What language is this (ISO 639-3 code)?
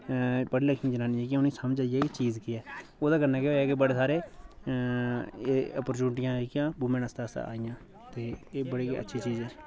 doi